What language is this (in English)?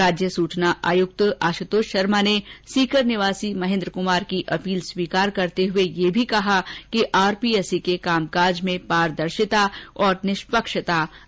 Hindi